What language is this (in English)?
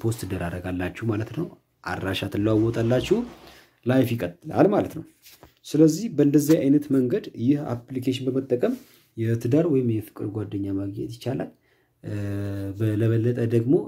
Turkish